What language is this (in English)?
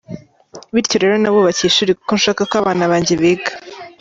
Kinyarwanda